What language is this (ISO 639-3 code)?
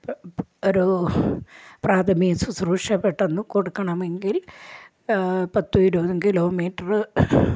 mal